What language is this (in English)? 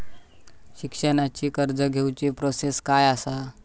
Marathi